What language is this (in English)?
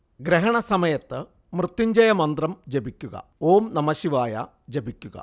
Malayalam